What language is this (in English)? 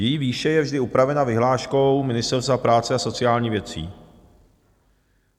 Czech